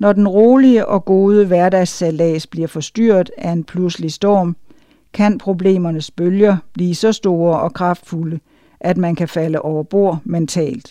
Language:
Danish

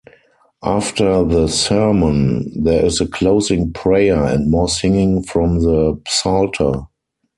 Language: English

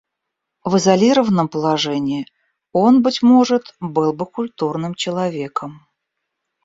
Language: Russian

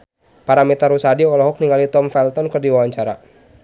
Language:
Sundanese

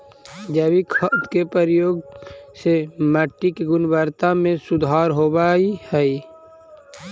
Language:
Magahi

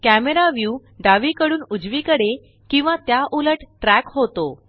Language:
Marathi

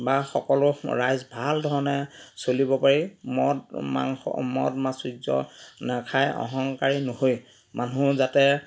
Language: Assamese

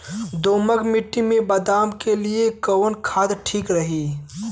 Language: Bhojpuri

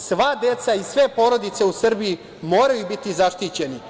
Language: Serbian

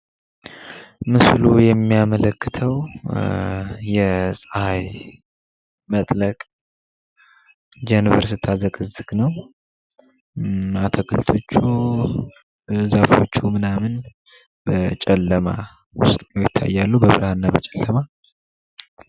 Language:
Amharic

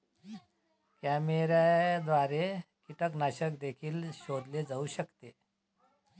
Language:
Marathi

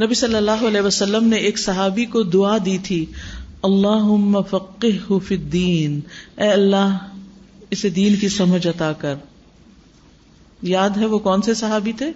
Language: Urdu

